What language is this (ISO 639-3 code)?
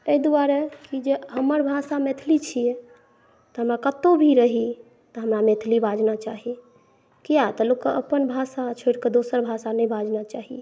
mai